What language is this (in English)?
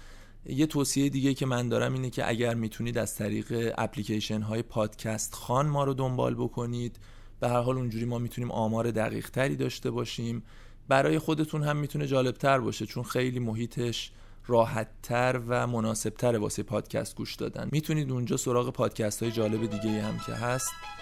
Persian